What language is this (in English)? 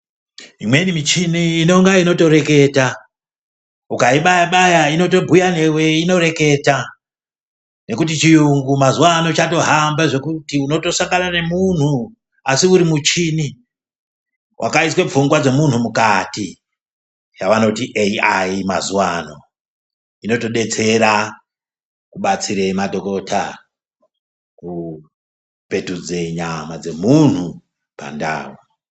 Ndau